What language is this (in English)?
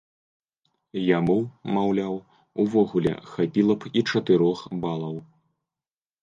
Belarusian